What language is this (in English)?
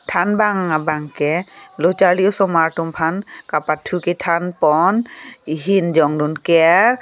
Karbi